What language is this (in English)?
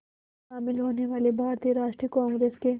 Hindi